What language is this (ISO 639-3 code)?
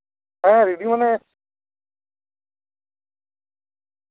sat